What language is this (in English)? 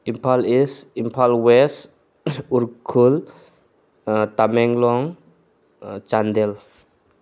Manipuri